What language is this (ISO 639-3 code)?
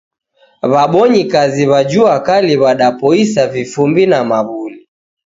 dav